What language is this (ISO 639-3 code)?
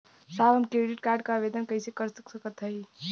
bho